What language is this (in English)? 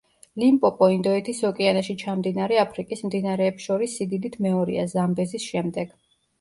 Georgian